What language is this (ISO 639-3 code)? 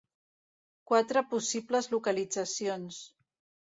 cat